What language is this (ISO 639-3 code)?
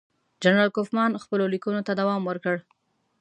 pus